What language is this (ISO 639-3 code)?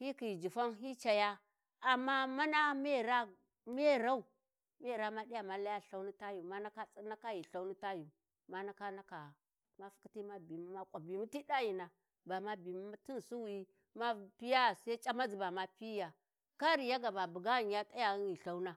wji